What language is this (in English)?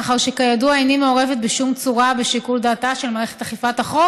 Hebrew